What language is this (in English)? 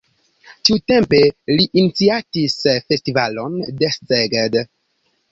Esperanto